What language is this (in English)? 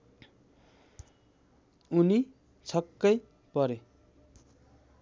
Nepali